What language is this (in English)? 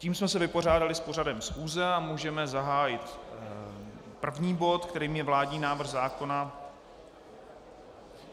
Czech